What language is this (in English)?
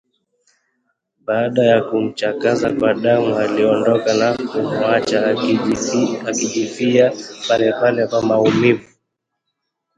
Swahili